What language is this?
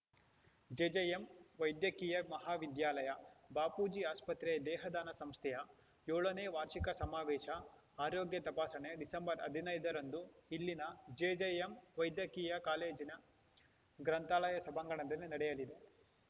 Kannada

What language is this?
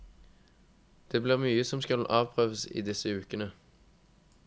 Norwegian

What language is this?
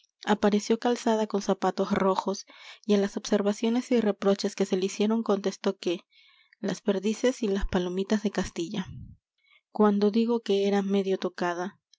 Spanish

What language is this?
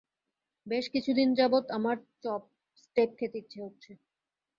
Bangla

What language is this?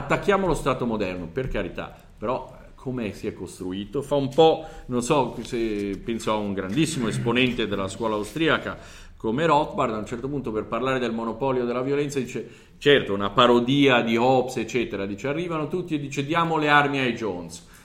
Italian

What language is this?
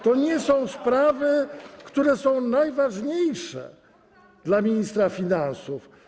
Polish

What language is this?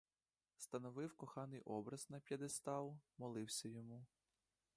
Ukrainian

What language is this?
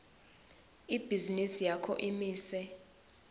Swati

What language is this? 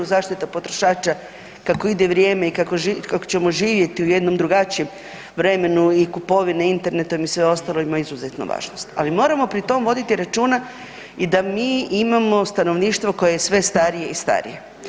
Croatian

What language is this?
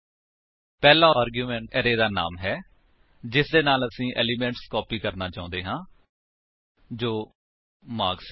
Punjabi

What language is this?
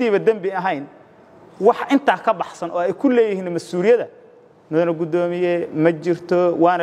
Arabic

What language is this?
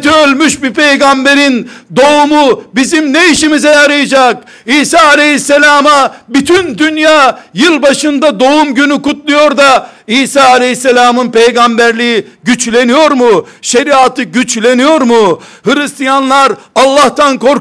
Turkish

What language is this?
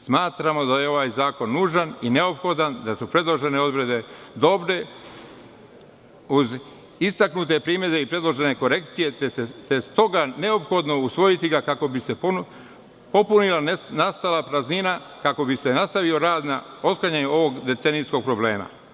Serbian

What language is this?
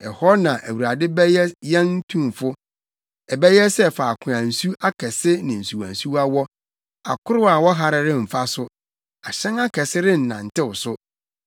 Akan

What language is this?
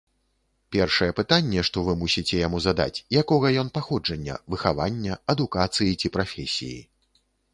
Belarusian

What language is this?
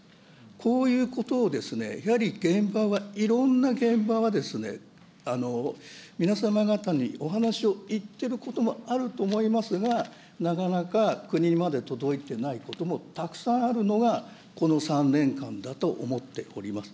Japanese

